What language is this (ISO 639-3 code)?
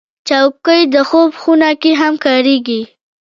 pus